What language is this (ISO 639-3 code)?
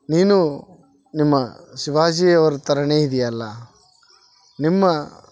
kan